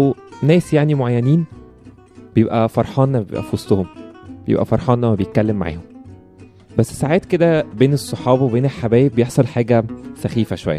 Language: Arabic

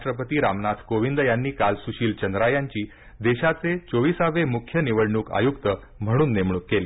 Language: Marathi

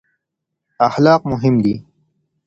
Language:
Pashto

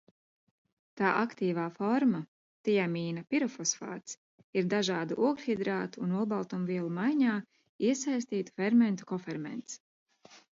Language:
Latvian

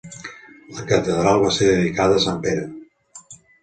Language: Catalan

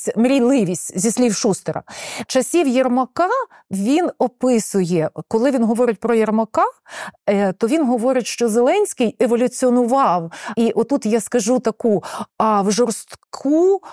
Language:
Ukrainian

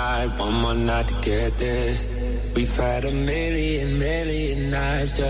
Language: Romanian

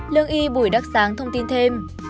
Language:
Vietnamese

